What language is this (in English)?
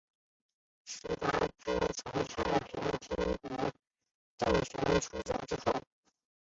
Chinese